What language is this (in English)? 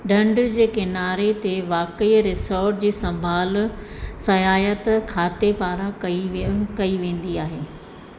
Sindhi